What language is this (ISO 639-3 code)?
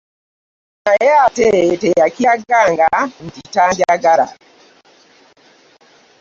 lug